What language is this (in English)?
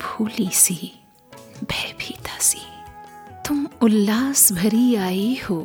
Hindi